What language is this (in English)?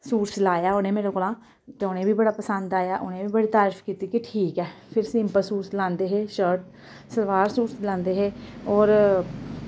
Dogri